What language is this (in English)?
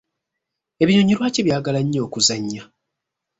Ganda